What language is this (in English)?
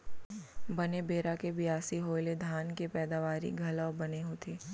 Chhattisgarhi